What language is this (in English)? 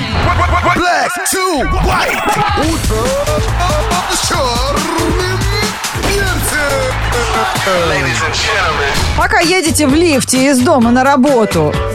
Russian